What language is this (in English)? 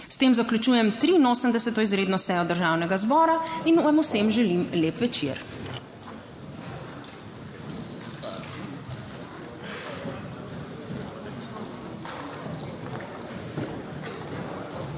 Slovenian